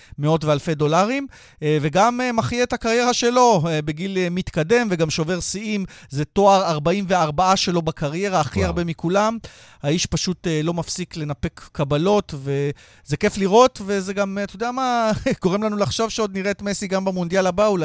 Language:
Hebrew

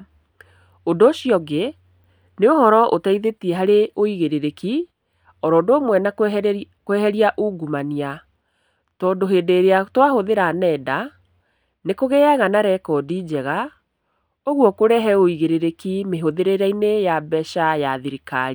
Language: Kikuyu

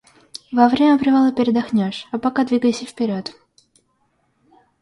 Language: Russian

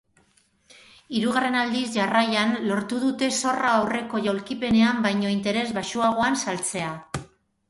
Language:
Basque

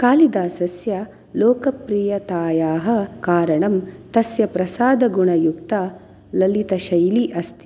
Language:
Sanskrit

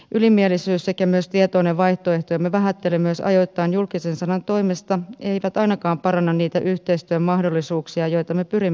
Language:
Finnish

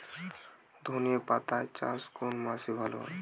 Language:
Bangla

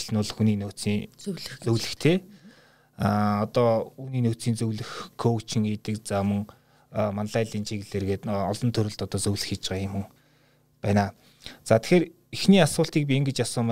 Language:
Russian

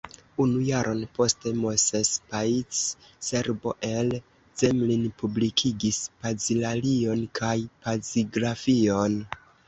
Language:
Esperanto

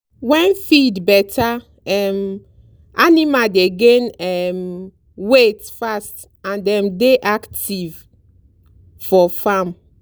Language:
Nigerian Pidgin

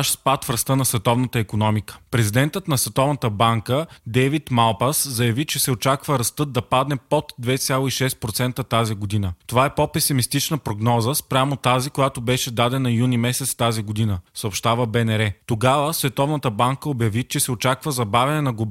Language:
Bulgarian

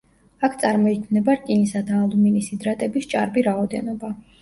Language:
Georgian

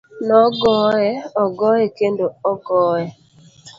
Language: Luo (Kenya and Tanzania)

